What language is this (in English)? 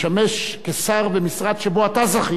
Hebrew